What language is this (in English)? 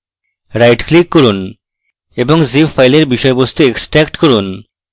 Bangla